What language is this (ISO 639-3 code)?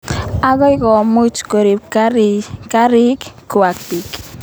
kln